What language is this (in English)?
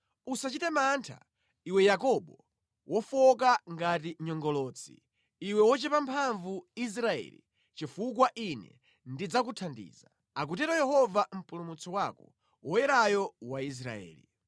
Nyanja